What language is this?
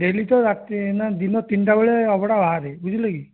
Odia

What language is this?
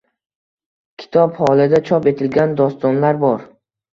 Uzbek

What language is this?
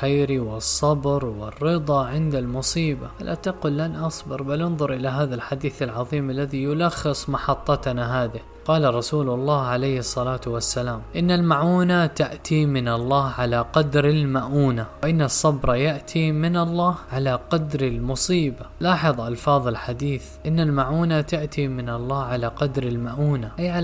Arabic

